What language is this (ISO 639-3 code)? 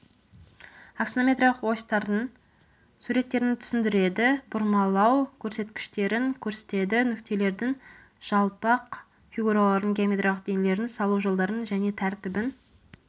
kaz